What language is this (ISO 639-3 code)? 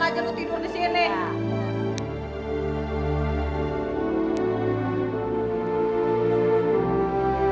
ind